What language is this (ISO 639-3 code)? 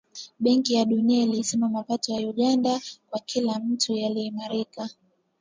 swa